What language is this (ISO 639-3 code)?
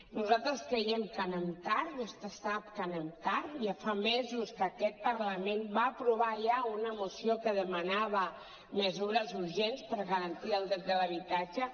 cat